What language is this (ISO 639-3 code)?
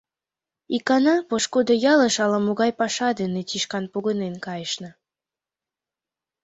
chm